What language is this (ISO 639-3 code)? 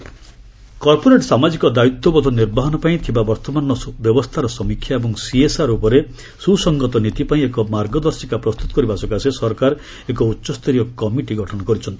ori